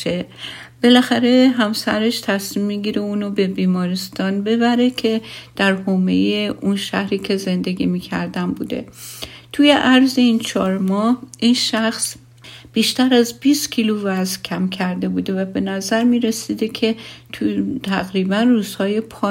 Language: Persian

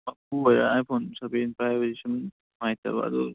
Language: Manipuri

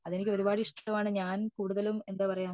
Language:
Malayalam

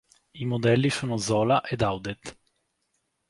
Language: Italian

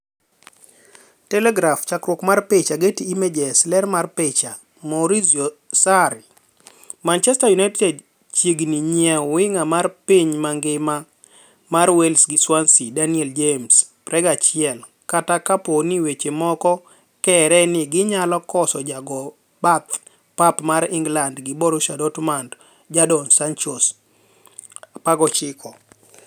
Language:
Luo (Kenya and Tanzania)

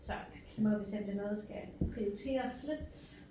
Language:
Danish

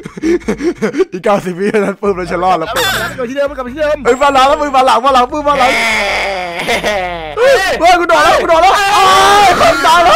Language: Thai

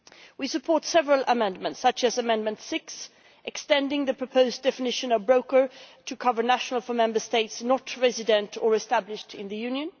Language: English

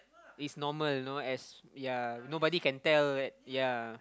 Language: English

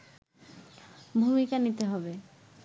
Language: Bangla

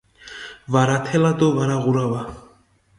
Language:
Mingrelian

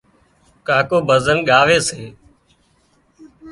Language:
Wadiyara Koli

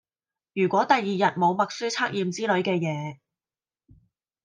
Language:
Cantonese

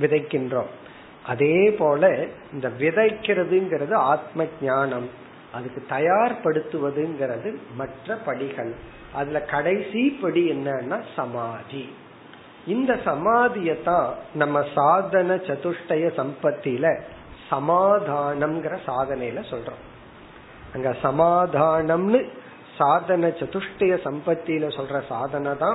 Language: Tamil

